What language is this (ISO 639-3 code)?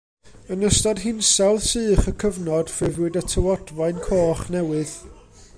cym